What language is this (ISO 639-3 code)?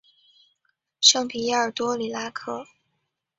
zho